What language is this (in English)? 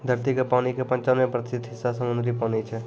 Maithili